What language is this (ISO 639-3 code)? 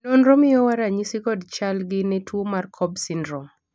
luo